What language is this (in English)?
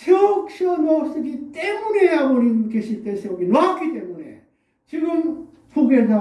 Korean